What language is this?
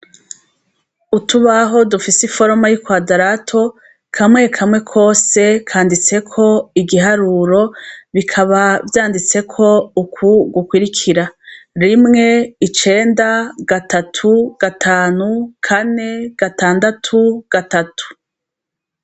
Rundi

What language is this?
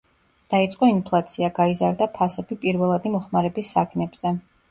Georgian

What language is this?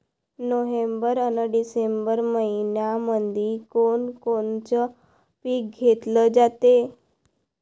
Marathi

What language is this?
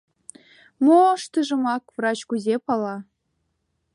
Mari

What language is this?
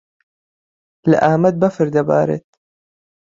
Central Kurdish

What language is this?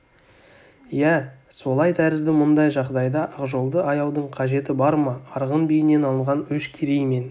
Kazakh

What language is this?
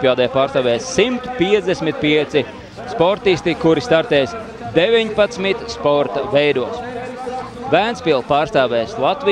Latvian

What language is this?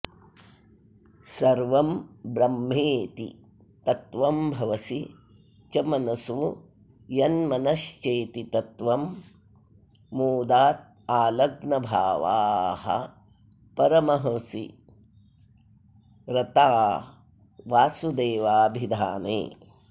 Sanskrit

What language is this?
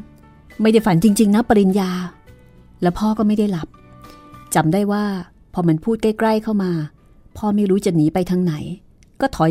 Thai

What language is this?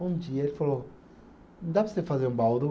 Portuguese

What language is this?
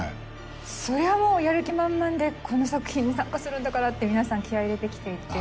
Japanese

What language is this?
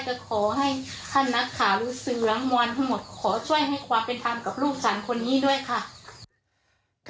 Thai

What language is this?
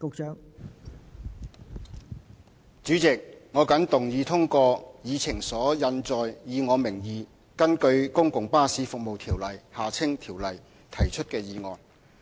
Cantonese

